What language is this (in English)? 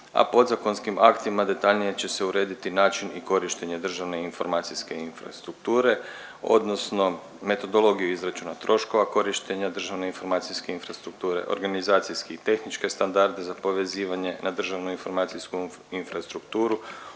Croatian